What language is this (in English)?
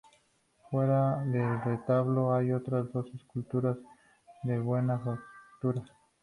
Spanish